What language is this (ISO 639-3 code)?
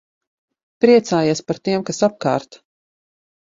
lav